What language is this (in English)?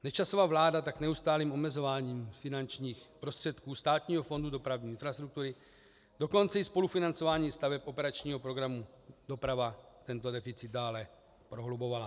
Czech